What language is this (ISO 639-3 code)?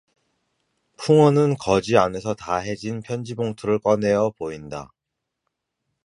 kor